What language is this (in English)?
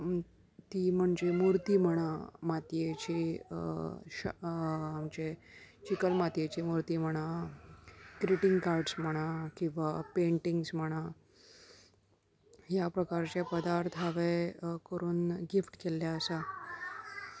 Konkani